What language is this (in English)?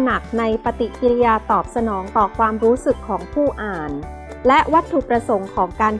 Thai